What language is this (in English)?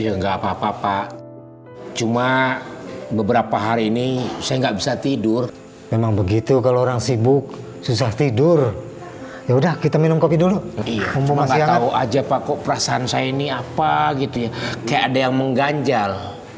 Indonesian